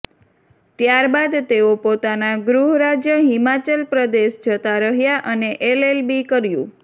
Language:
Gujarati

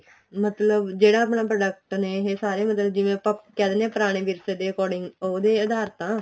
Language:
Punjabi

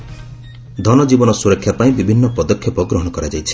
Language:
Odia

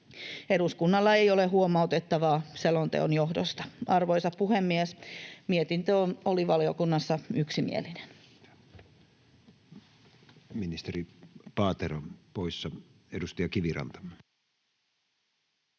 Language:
Finnish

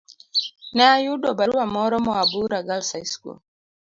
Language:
Luo (Kenya and Tanzania)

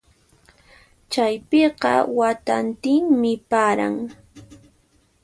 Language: Puno Quechua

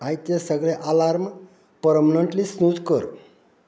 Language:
Konkani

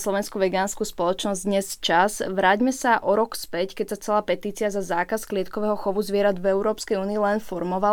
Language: Slovak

